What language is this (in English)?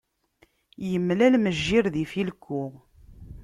Kabyle